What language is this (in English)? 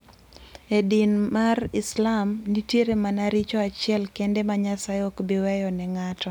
Luo (Kenya and Tanzania)